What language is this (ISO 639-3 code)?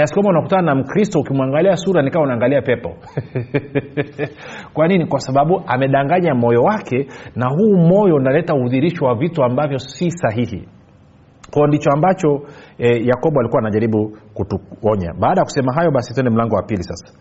swa